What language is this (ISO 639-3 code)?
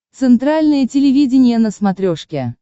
rus